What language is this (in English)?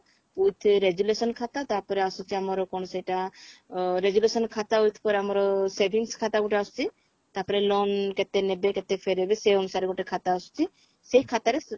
Odia